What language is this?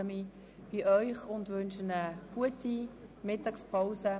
Swiss German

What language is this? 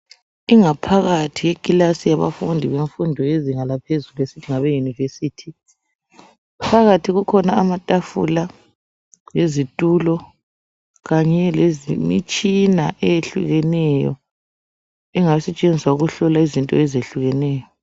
North Ndebele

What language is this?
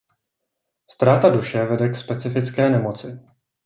Czech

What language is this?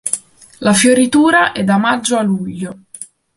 Italian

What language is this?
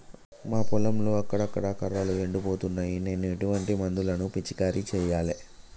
Telugu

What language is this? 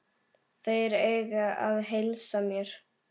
Icelandic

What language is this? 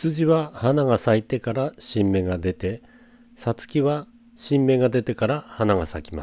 Japanese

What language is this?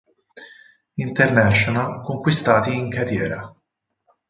Italian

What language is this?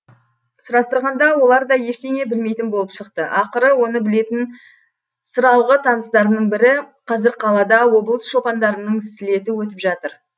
Kazakh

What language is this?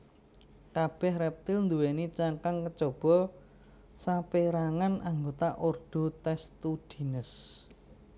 Javanese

